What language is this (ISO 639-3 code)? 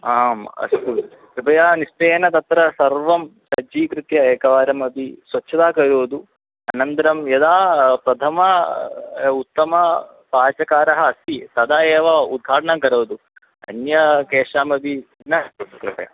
san